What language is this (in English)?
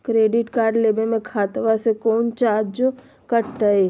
Magahi